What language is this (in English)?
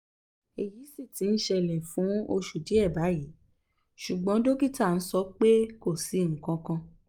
Yoruba